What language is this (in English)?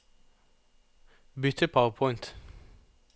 Norwegian